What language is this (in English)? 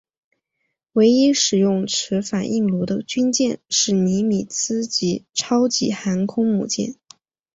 Chinese